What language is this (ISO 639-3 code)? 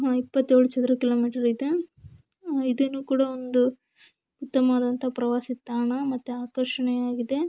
kan